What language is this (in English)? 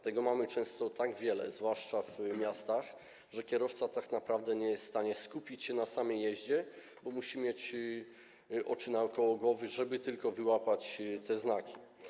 Polish